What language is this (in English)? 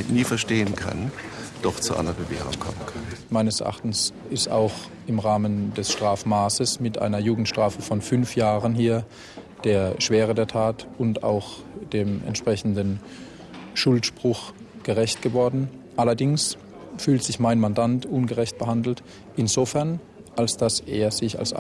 German